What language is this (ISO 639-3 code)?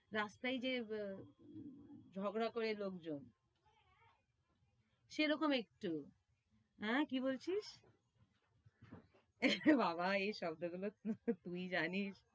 ben